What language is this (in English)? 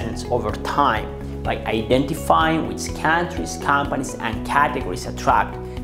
English